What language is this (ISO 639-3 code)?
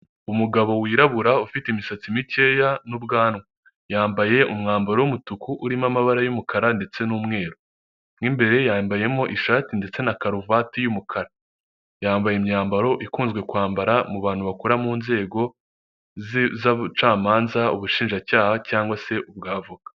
kin